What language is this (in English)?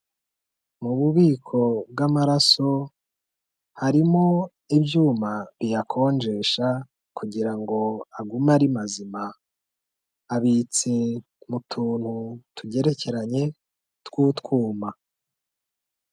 Kinyarwanda